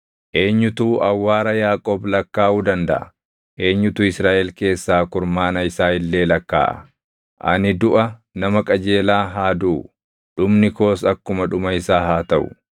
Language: Oromo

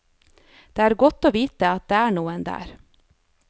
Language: Norwegian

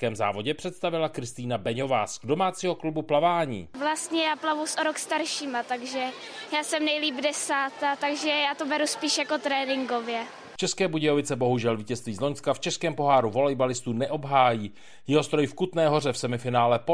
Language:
Czech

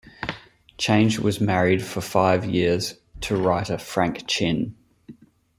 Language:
English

